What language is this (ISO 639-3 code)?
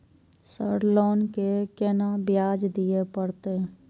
mai